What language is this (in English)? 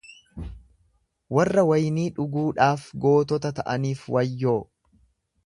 Oromo